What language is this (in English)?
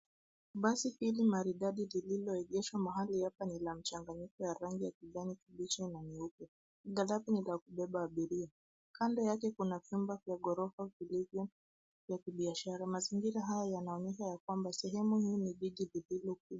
Swahili